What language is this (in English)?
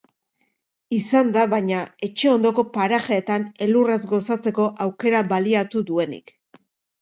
Basque